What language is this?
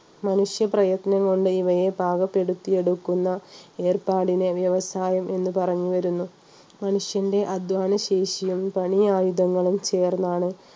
Malayalam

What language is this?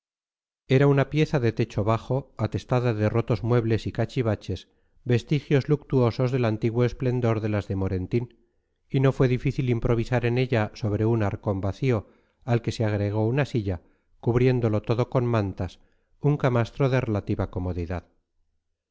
Spanish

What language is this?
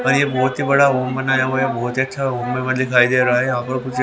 Hindi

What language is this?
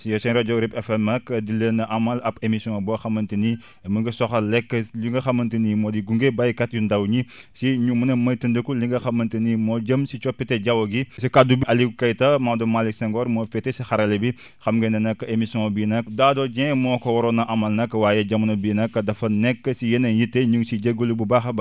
Wolof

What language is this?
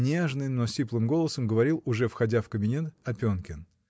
Russian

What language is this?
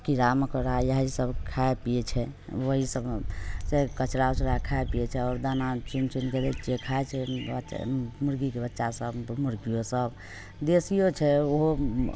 Maithili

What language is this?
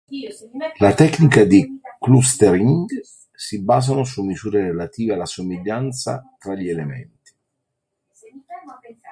Italian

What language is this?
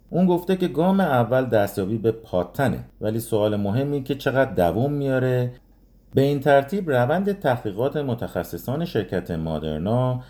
Persian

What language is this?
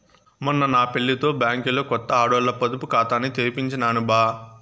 Telugu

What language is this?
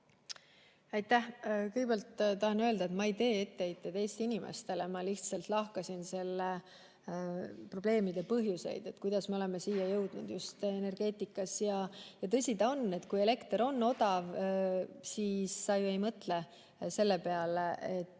Estonian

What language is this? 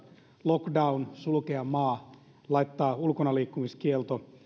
Finnish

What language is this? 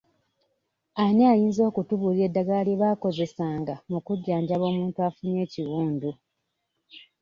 Ganda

